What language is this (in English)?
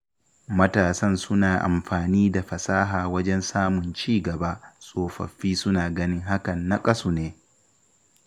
Hausa